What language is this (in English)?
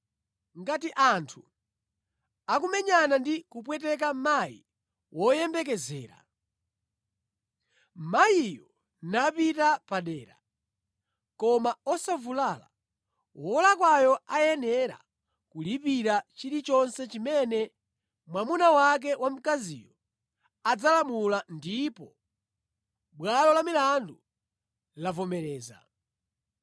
Nyanja